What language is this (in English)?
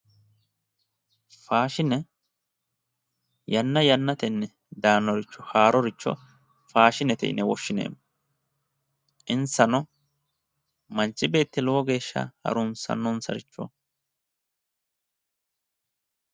Sidamo